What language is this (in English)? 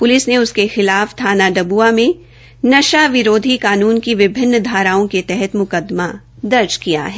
Hindi